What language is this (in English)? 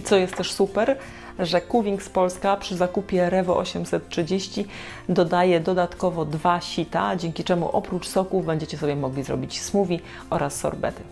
Polish